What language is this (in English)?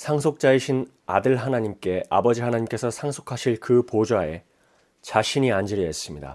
Korean